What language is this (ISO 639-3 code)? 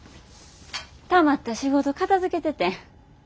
jpn